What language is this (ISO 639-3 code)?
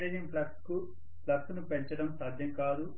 tel